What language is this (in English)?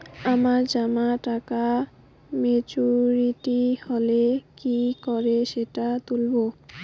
Bangla